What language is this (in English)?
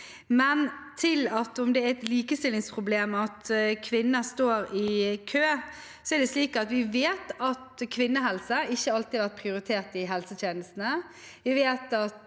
Norwegian